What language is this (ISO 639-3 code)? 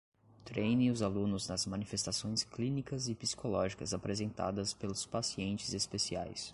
por